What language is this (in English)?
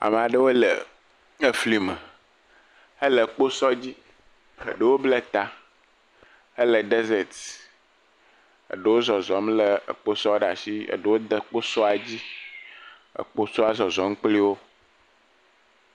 Ewe